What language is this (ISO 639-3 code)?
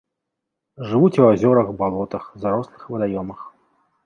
bel